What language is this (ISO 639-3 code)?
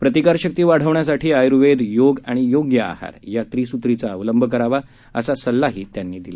mar